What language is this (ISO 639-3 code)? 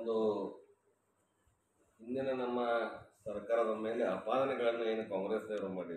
ara